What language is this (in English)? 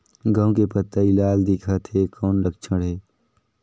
Chhattisgarhi